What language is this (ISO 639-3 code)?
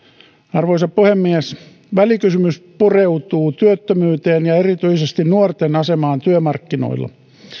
fin